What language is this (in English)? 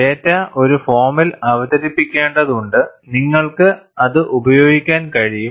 Malayalam